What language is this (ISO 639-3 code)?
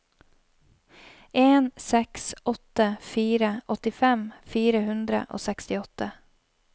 nor